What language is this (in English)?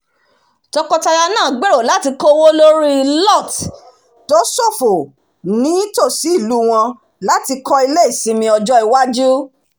Yoruba